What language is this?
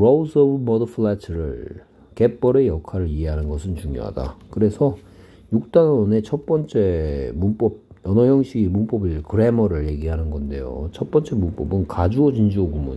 Korean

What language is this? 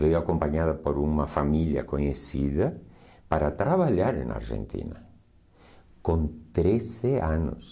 Portuguese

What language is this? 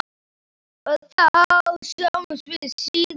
Icelandic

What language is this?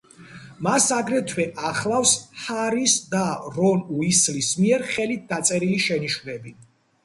Georgian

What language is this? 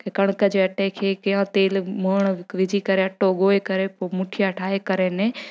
Sindhi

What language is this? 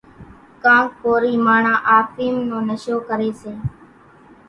Kachi Koli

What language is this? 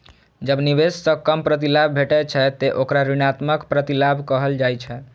Maithili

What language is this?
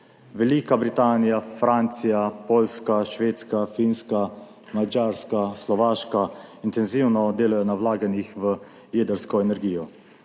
Slovenian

